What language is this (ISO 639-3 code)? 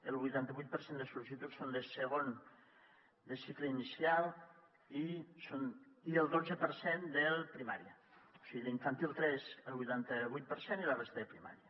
cat